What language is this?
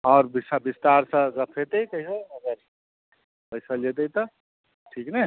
Maithili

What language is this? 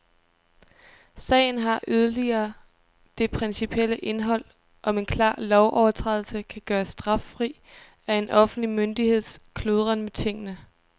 Danish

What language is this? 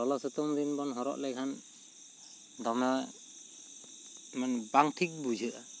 Santali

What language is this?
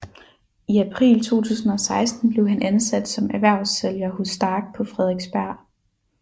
Danish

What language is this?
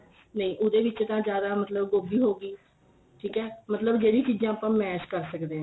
Punjabi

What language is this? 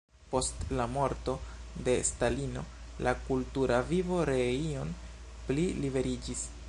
Esperanto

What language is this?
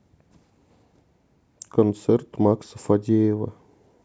Russian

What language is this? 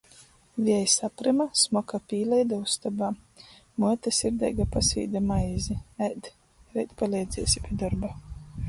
Latgalian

